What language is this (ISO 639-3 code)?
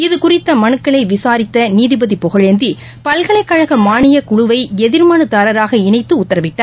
tam